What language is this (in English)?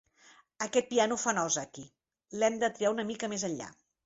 Catalan